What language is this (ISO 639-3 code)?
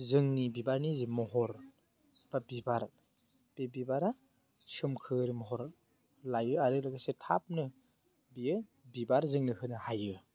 brx